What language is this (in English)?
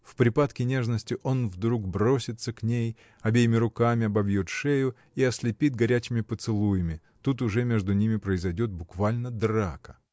Russian